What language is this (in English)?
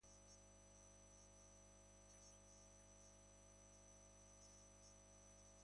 Basque